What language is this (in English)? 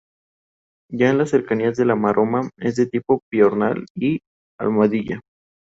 Spanish